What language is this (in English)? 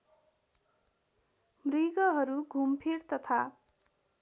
Nepali